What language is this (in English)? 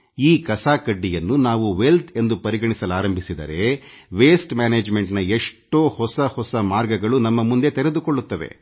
Kannada